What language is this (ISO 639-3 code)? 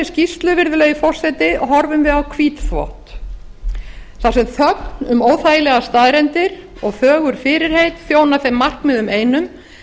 isl